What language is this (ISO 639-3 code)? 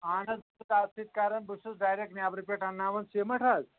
kas